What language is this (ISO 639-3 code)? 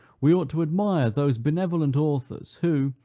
eng